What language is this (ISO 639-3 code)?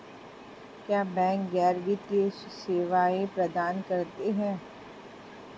hin